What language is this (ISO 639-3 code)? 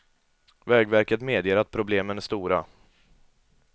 swe